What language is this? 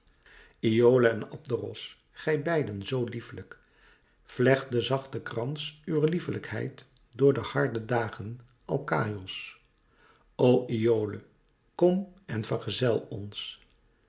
Dutch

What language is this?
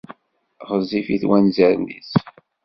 Kabyle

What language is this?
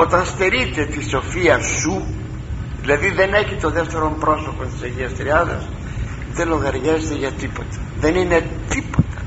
Greek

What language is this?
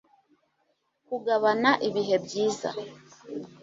Kinyarwanda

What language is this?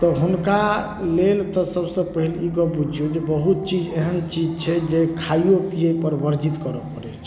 Maithili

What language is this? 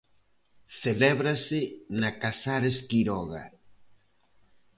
Galician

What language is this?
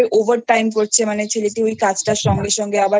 Bangla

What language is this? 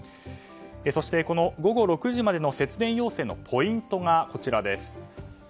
Japanese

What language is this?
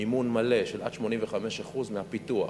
Hebrew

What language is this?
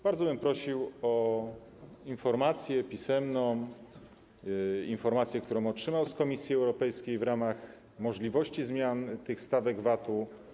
Polish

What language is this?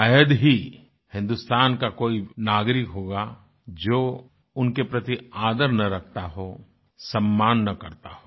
Hindi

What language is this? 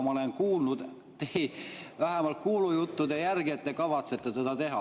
Estonian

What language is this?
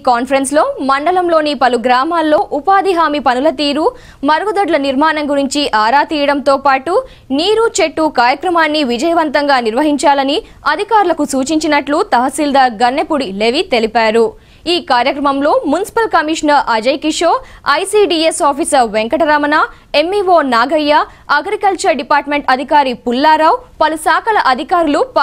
Telugu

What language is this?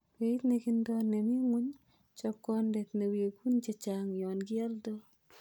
Kalenjin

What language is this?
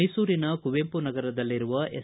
Kannada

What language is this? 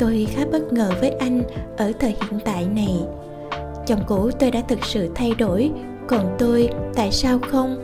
Vietnamese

